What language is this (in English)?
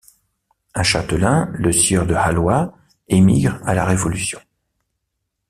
French